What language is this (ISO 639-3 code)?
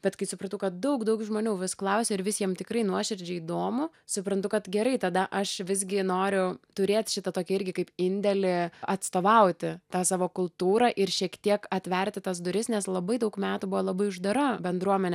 lit